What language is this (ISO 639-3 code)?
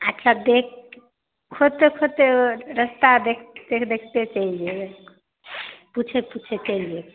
mai